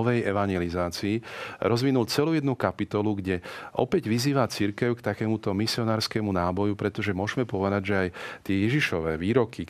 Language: Slovak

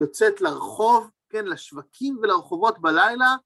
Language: Hebrew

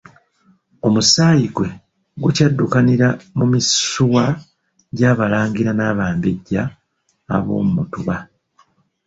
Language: Ganda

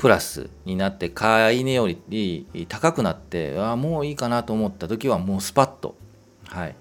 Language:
Japanese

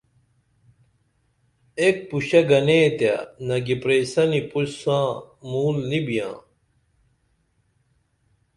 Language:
Dameli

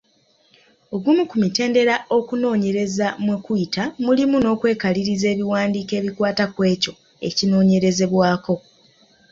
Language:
Ganda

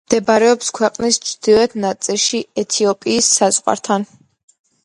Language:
Georgian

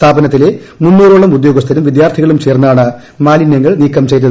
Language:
Malayalam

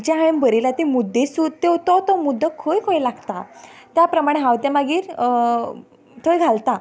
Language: Konkani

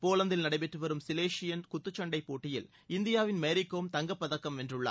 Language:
Tamil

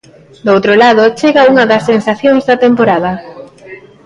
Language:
Galician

